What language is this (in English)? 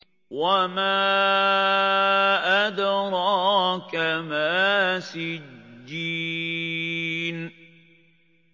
Arabic